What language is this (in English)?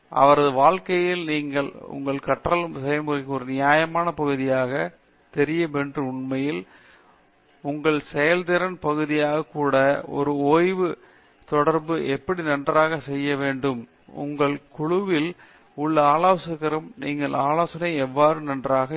Tamil